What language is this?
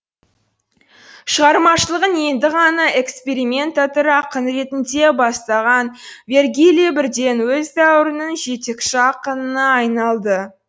Kazakh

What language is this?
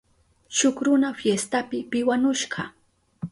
Southern Pastaza Quechua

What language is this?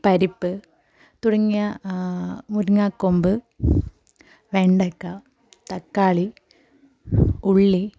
Malayalam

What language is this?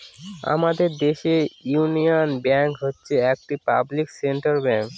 Bangla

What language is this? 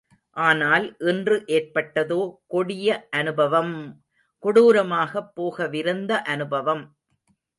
Tamil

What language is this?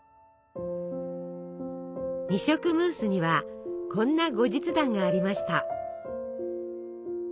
Japanese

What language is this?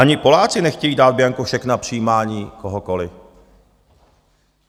Czech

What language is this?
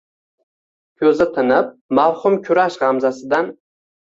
Uzbek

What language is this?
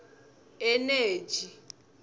Tsonga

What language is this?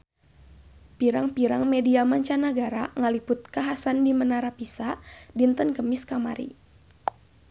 Sundanese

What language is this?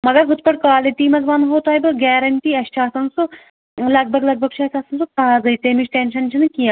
Kashmiri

